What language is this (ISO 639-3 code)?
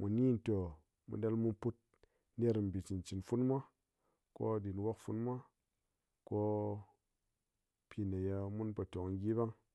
anc